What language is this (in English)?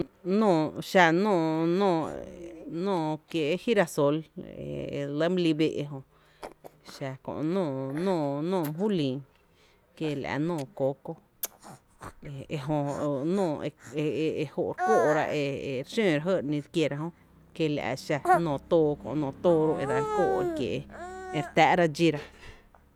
Tepinapa Chinantec